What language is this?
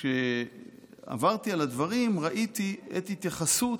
Hebrew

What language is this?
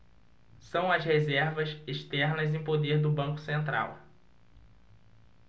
Portuguese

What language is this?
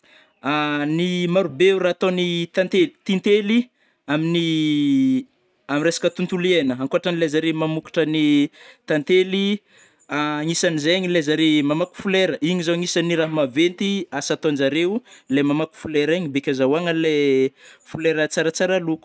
Northern Betsimisaraka Malagasy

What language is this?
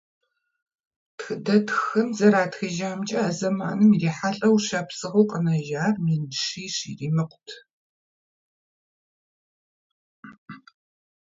Kabardian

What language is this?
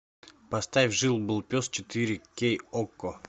Russian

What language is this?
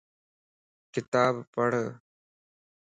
Lasi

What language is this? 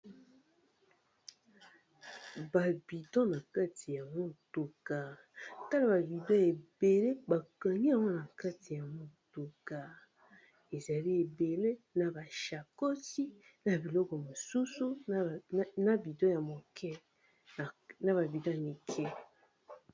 Lingala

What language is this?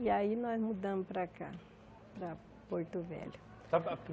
Portuguese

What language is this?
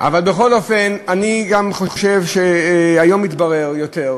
Hebrew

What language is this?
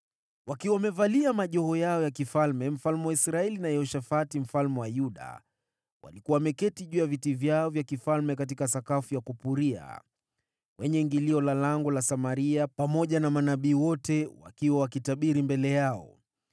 Swahili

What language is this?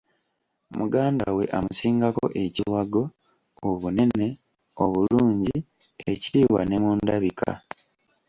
Ganda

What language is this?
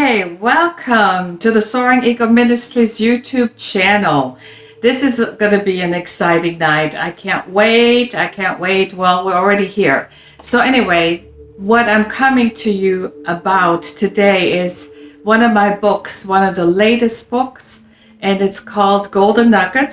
English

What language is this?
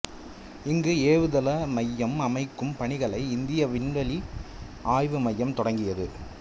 Tamil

